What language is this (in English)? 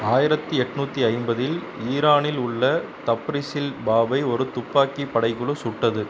Tamil